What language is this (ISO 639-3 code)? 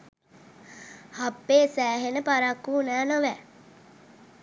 sin